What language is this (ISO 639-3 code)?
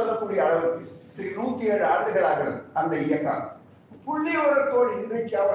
tam